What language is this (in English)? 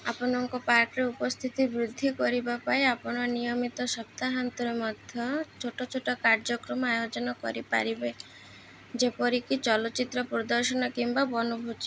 Odia